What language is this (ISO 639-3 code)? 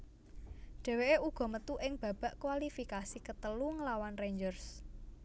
jav